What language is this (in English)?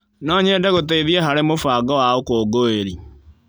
Kikuyu